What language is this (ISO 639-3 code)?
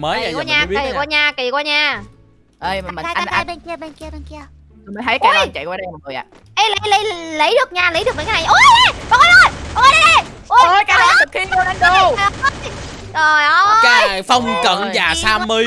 vie